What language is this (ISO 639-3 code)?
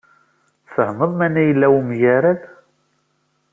kab